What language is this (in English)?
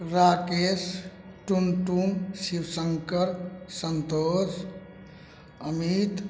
Maithili